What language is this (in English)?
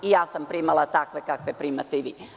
Serbian